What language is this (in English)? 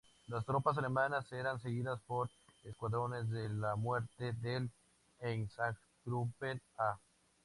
Spanish